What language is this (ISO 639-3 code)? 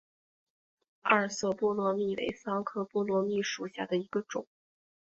zho